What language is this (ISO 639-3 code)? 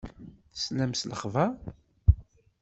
kab